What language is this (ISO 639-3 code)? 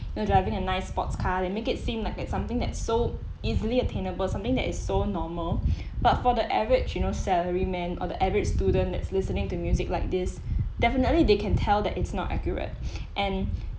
eng